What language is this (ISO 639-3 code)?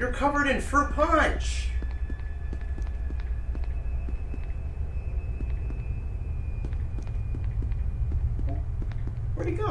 eng